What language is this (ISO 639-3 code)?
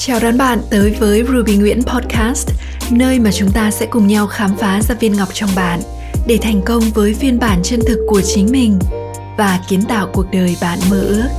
vie